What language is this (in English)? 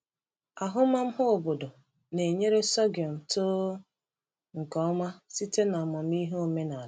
Igbo